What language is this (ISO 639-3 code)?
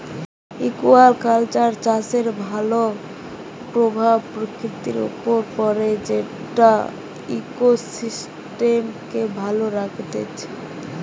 ben